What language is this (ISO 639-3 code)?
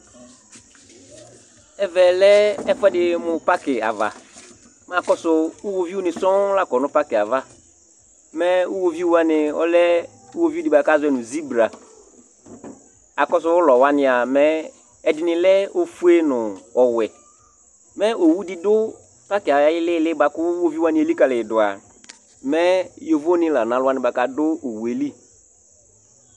kpo